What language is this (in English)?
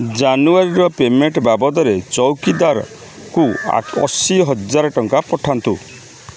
Odia